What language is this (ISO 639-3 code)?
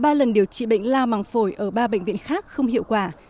vie